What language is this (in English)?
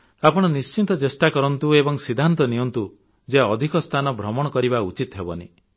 Odia